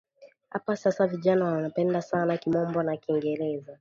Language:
Swahili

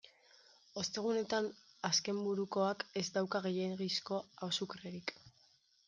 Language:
Basque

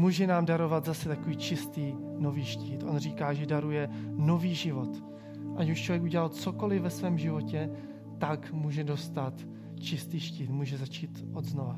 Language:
Czech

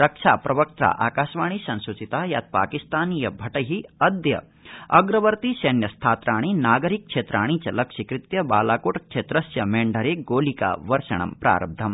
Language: Sanskrit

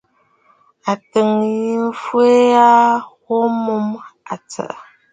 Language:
Bafut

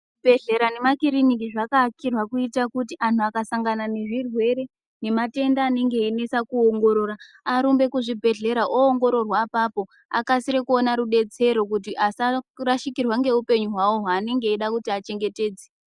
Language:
Ndau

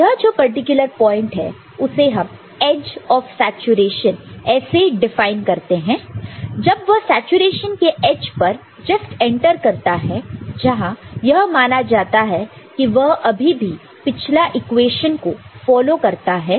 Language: Hindi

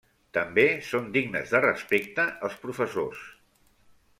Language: Catalan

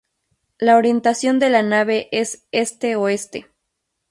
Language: Spanish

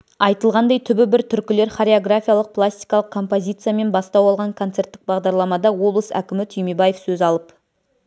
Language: Kazakh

